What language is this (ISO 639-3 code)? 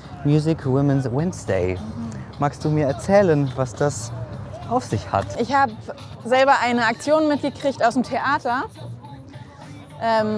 deu